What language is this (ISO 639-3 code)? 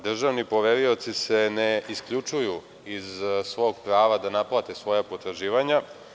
srp